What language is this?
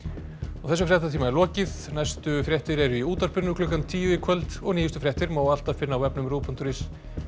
Icelandic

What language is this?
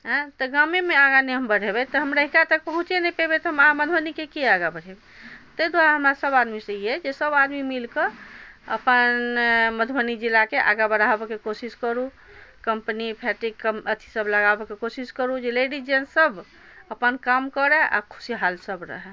Maithili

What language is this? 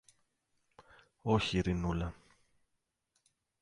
Greek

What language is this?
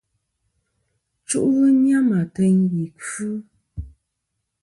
Kom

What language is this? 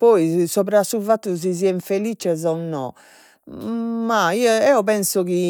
Sardinian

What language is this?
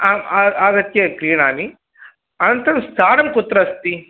Sanskrit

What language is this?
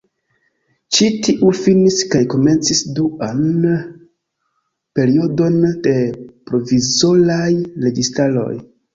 Esperanto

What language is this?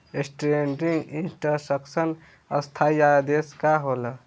Bhojpuri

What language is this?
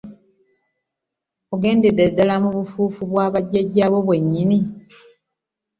Ganda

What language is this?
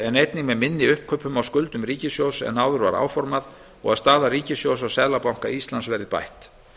Icelandic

